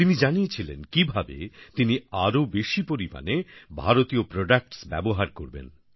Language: Bangla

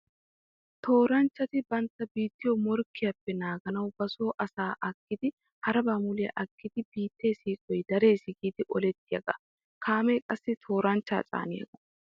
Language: Wolaytta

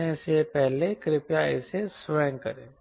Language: Hindi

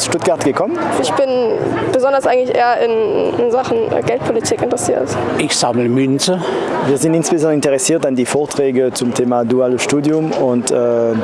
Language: German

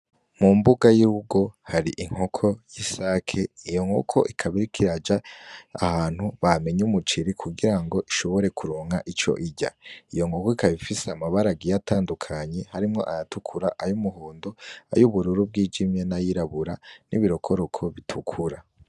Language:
Rundi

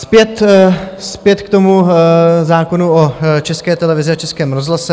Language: Czech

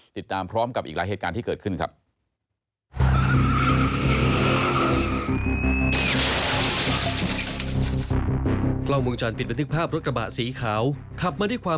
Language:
Thai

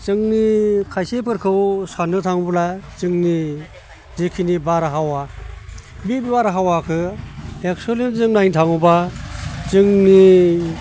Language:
Bodo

